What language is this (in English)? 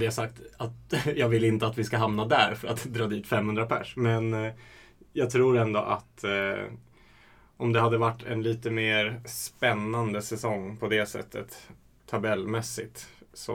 Swedish